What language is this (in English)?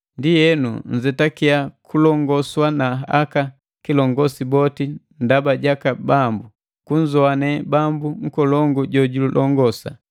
Matengo